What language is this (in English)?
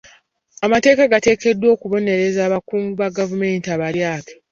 Ganda